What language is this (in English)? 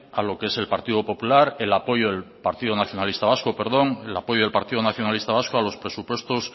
Spanish